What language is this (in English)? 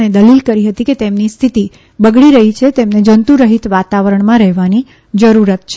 Gujarati